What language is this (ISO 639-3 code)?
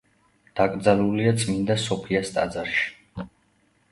kat